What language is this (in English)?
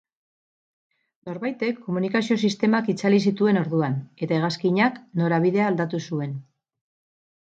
Basque